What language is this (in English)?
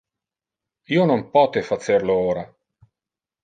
Interlingua